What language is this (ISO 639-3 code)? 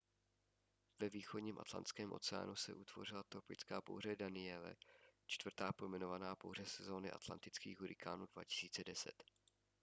ces